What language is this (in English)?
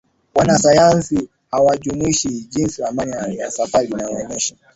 Swahili